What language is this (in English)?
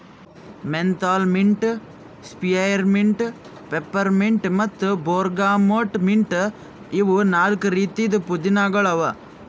Kannada